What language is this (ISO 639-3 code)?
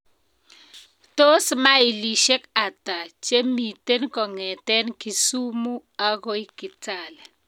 kln